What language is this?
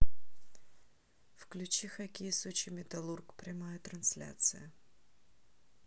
Russian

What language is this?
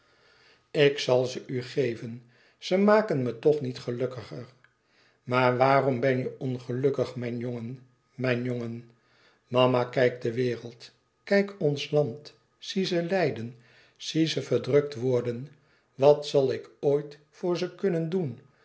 Dutch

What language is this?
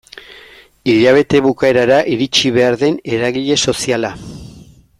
Basque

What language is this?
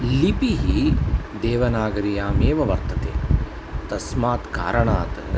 Sanskrit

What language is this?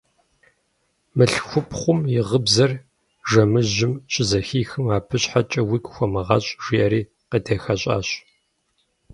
Kabardian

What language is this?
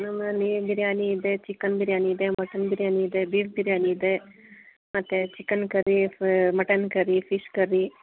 Kannada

